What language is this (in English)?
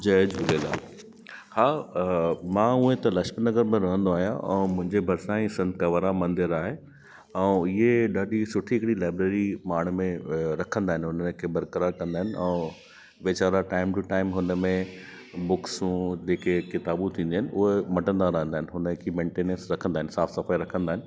Sindhi